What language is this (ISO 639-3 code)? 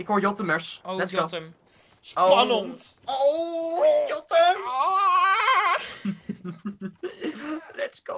nld